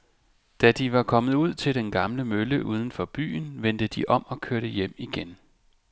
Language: Danish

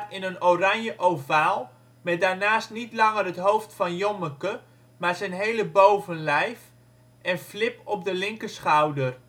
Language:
Dutch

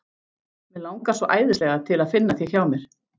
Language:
Icelandic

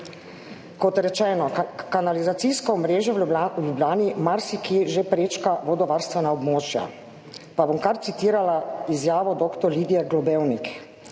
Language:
Slovenian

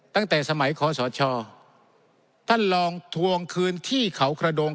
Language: Thai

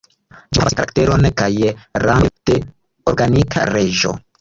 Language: Esperanto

